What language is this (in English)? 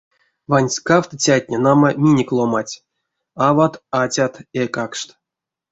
Erzya